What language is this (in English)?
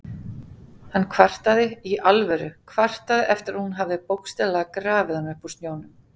Icelandic